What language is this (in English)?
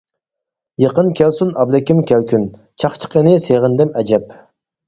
Uyghur